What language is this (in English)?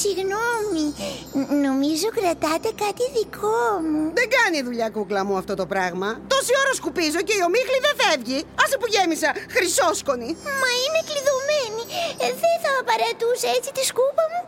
Greek